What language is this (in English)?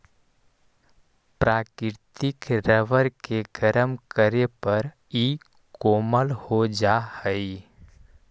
Magahi